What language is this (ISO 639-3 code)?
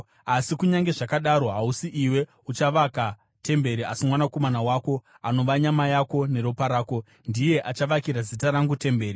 sna